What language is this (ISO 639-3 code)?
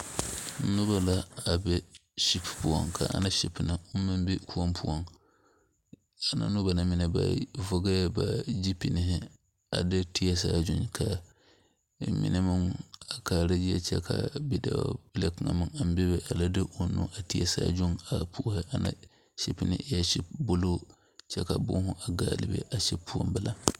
dga